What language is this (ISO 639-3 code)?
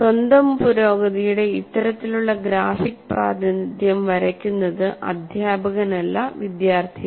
mal